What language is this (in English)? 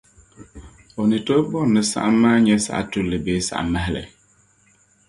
Dagbani